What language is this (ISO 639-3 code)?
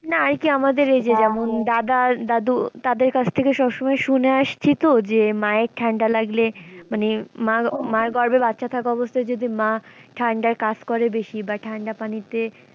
ben